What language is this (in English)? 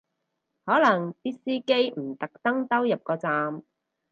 Cantonese